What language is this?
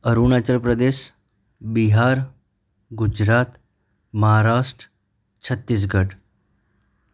Gujarati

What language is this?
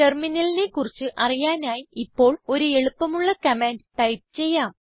Malayalam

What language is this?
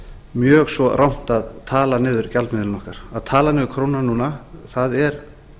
Icelandic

